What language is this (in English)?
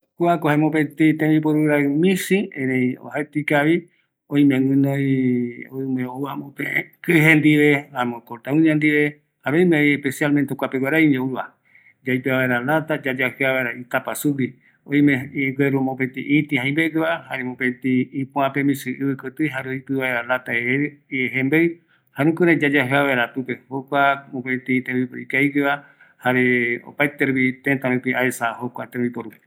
Eastern Bolivian Guaraní